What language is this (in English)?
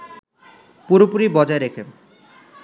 Bangla